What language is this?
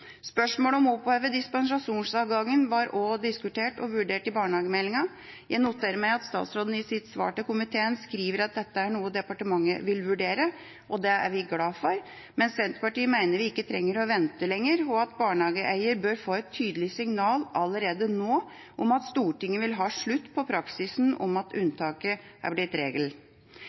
Norwegian Bokmål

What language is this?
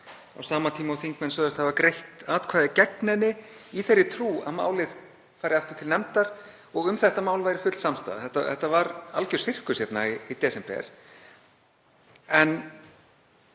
Icelandic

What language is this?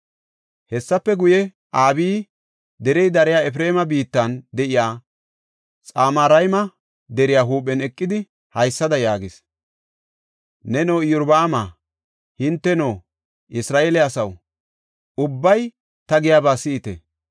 Gofa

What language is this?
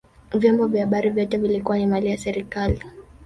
Swahili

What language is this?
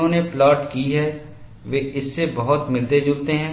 Hindi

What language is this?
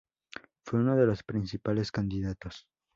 Spanish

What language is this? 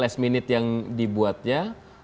Indonesian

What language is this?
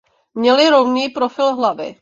Czech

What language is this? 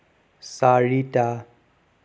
Assamese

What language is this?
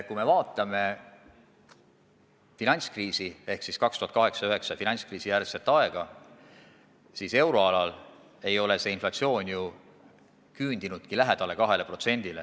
Estonian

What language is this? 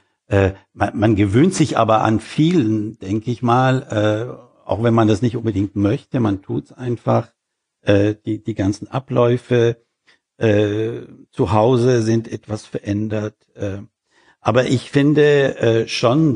German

